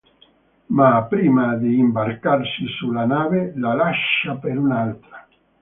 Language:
Italian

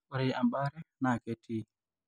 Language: Masai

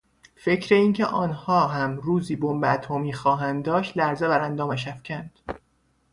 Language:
Persian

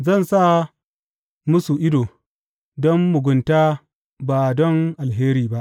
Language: Hausa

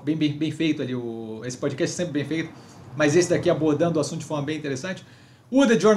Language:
Portuguese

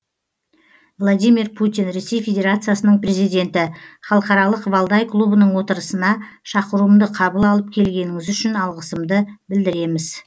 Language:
Kazakh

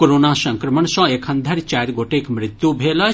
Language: Maithili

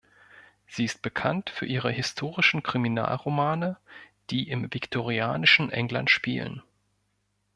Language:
German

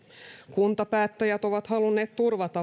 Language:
Finnish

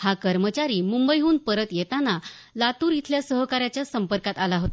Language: Marathi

